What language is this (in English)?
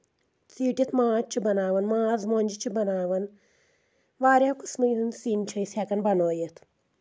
Kashmiri